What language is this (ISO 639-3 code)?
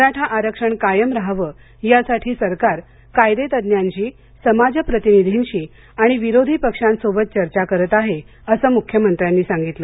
mar